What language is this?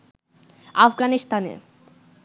Bangla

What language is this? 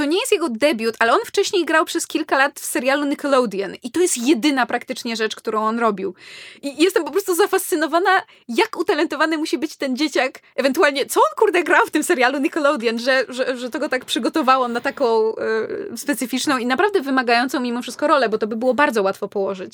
Polish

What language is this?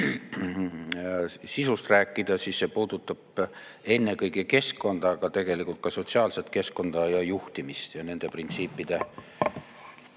Estonian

